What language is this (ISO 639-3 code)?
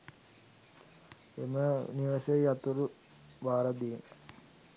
sin